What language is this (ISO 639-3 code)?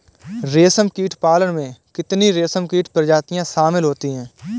hin